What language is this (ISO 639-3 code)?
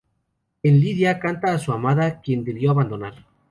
spa